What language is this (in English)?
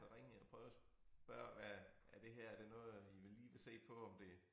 Danish